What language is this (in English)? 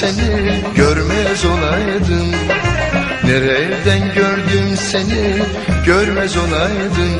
Turkish